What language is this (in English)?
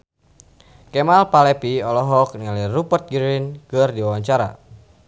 Sundanese